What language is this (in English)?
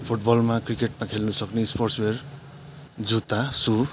Nepali